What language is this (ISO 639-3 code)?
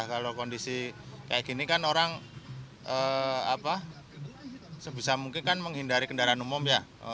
ind